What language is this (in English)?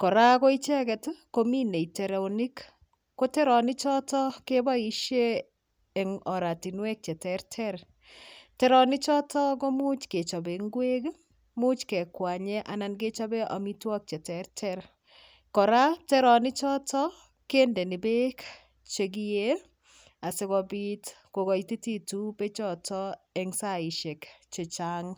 Kalenjin